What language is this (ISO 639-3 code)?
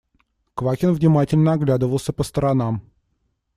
rus